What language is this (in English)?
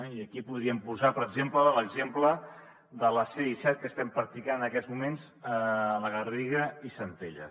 Catalan